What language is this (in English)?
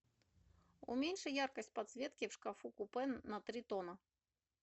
Russian